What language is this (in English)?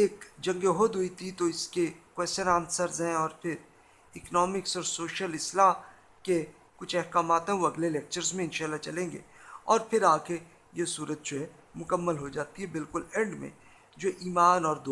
Urdu